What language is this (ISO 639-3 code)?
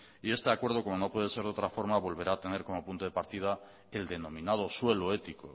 spa